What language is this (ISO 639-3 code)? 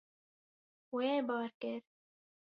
kur